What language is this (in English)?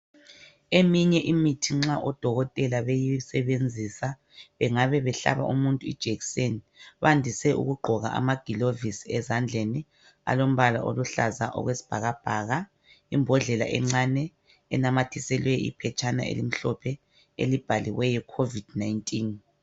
North Ndebele